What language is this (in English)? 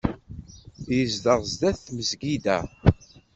Kabyle